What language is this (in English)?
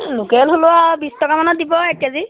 Assamese